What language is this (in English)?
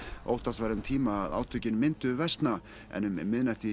Icelandic